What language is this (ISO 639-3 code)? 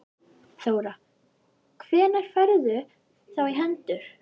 isl